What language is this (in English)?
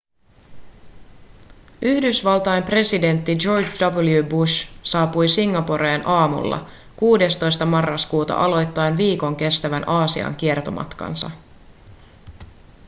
Finnish